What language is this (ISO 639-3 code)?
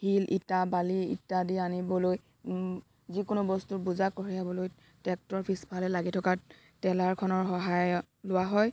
asm